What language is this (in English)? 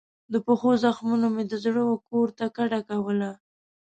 Pashto